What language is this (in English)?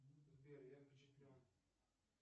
Russian